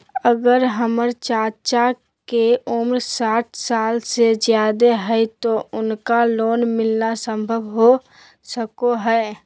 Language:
Magahi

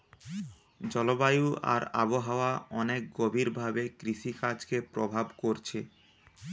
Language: Bangla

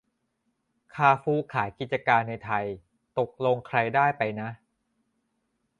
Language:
Thai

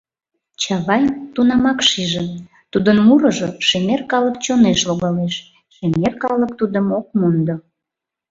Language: Mari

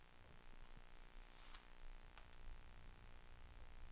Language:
Swedish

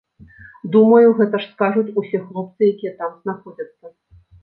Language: Belarusian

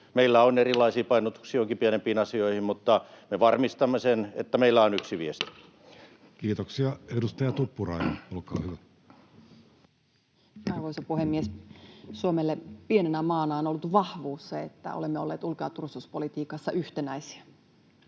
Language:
Finnish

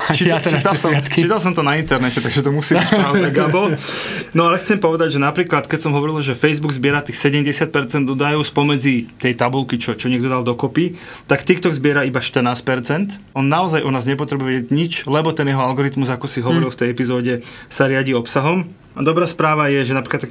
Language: Slovak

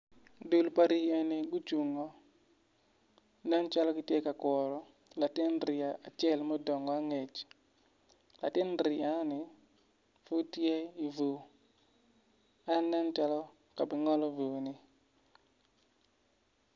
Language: Acoli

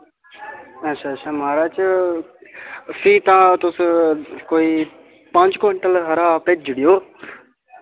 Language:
Dogri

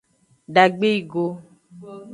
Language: Aja (Benin)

